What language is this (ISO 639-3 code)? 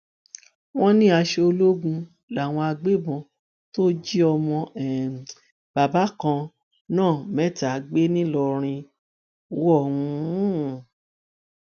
yor